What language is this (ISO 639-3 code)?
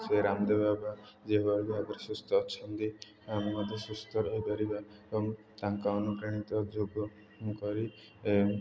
ori